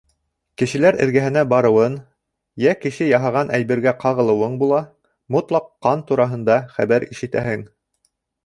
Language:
Bashkir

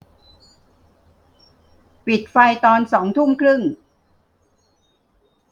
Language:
Thai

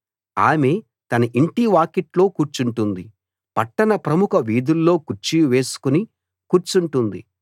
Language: Telugu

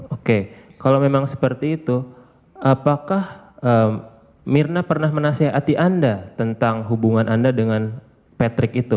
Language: Indonesian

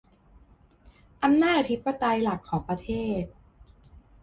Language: Thai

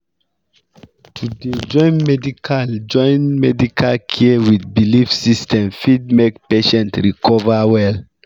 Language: Nigerian Pidgin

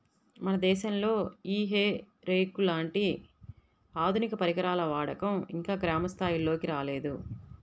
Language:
Telugu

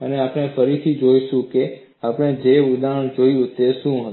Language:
Gujarati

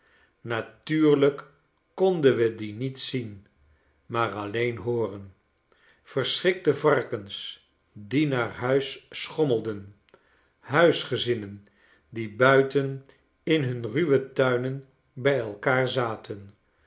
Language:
Dutch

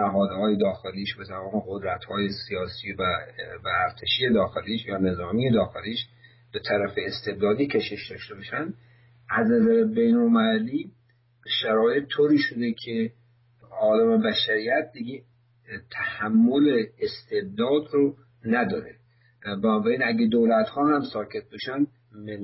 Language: Persian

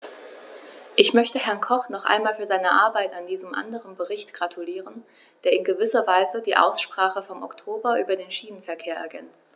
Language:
German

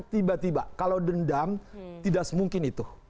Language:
Indonesian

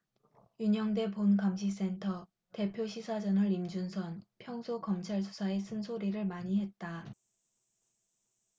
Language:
Korean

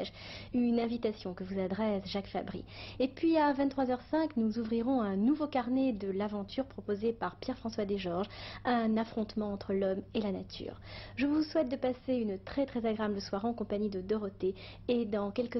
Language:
French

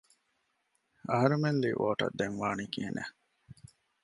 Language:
Divehi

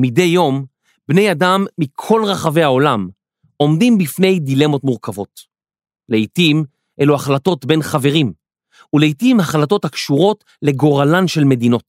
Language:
Hebrew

